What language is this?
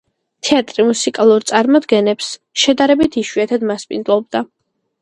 Georgian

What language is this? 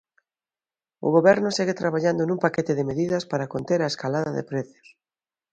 Galician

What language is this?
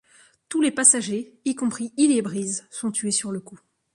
French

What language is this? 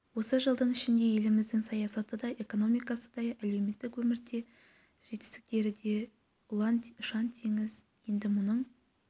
Kazakh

